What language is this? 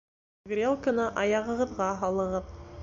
Bashkir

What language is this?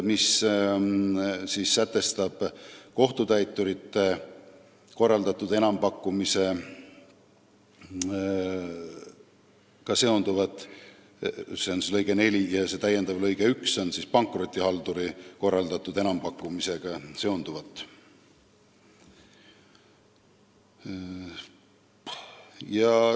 Estonian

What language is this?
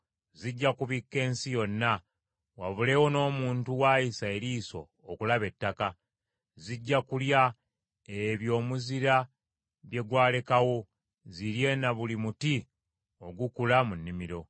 Ganda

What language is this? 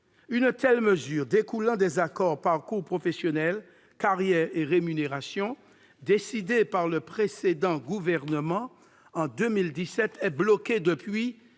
French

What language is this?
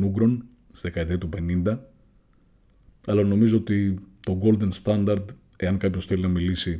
Greek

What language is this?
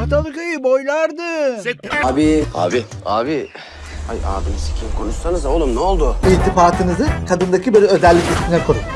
Turkish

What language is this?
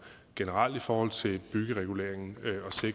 Danish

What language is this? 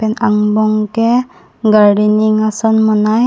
Karbi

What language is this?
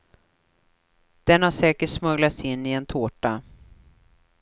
Swedish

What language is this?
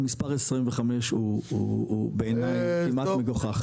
Hebrew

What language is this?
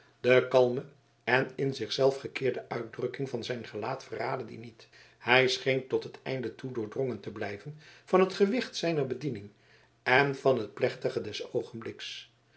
Dutch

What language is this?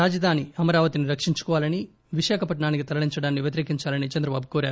Telugu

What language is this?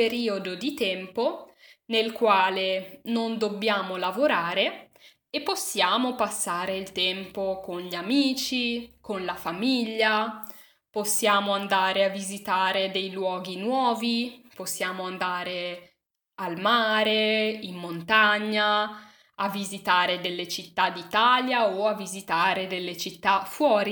Italian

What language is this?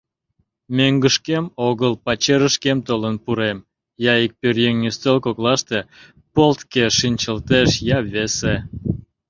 Mari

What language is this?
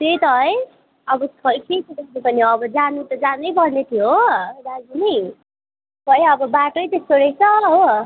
Nepali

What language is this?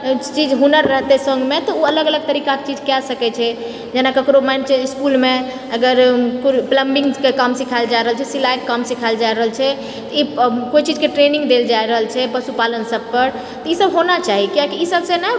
Maithili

